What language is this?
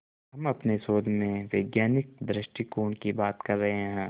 Hindi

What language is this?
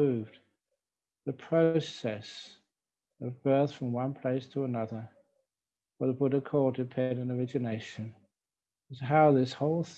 English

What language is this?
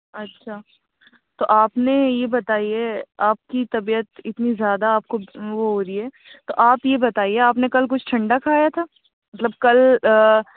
Urdu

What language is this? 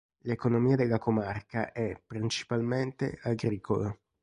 Italian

